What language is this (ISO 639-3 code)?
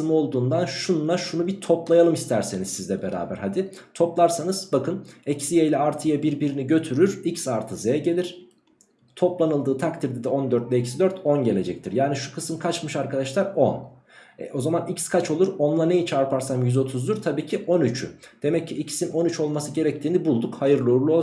tur